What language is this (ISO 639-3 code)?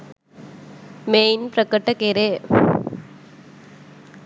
sin